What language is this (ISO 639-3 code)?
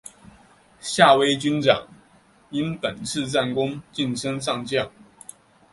zho